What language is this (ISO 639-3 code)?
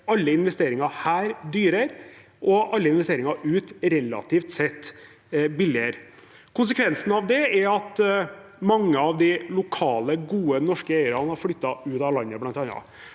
nor